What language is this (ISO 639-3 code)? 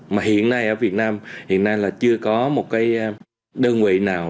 vie